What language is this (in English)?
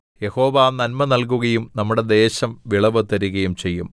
Malayalam